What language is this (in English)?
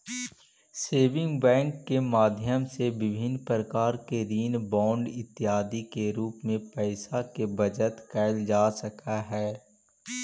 Magahi